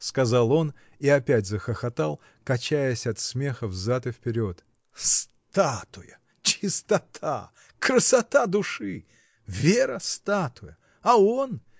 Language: Russian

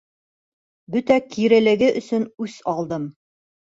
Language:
Bashkir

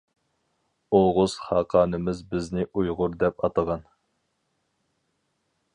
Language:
Uyghur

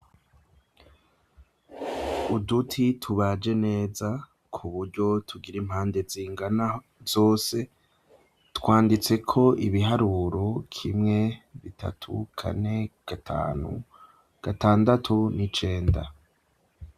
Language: Rundi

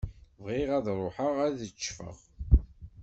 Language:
Kabyle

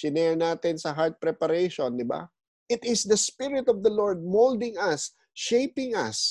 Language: Filipino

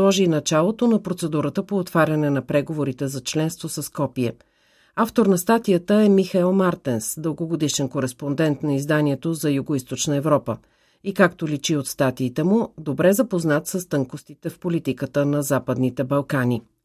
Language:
Bulgarian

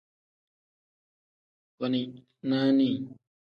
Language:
Tem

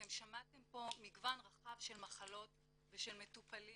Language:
Hebrew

